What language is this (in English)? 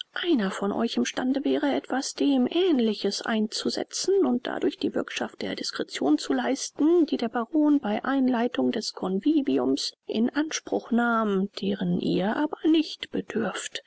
German